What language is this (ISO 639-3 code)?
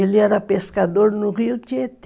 por